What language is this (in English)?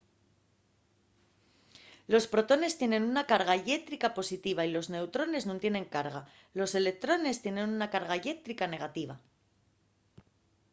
Asturian